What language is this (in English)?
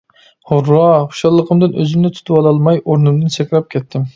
Uyghur